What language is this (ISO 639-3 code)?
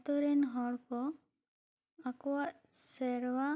sat